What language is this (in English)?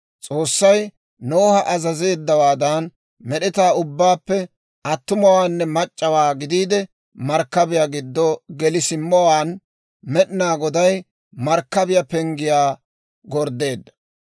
Dawro